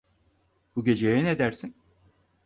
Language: Turkish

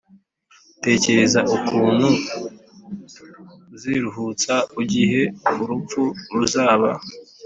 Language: Kinyarwanda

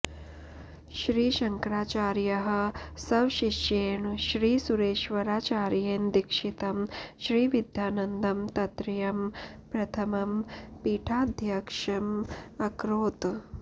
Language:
Sanskrit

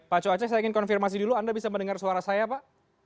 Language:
Indonesian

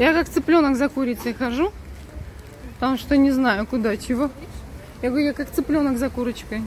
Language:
Russian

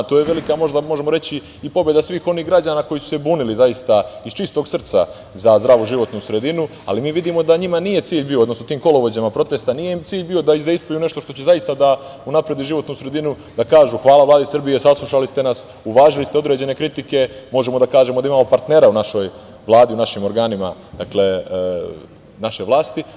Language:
Serbian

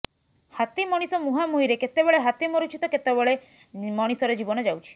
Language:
Odia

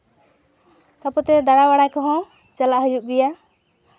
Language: Santali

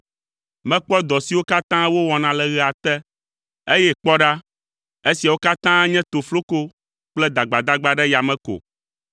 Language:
Ewe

